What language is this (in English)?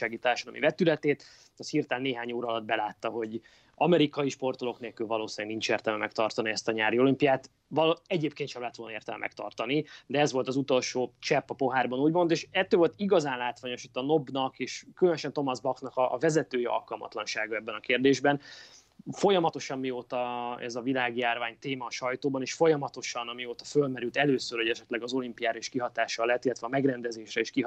Hungarian